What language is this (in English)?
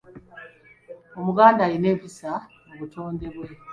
Ganda